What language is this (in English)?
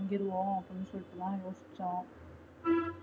Tamil